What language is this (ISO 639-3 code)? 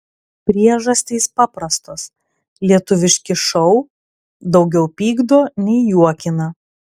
lit